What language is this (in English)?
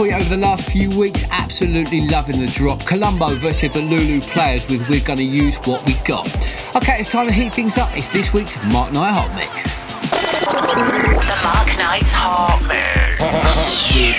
English